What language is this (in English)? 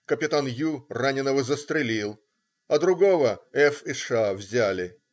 Russian